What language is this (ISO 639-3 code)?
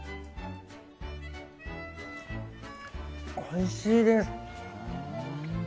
jpn